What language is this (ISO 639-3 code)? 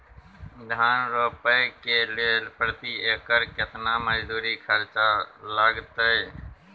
mai